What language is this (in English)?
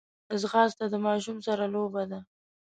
Pashto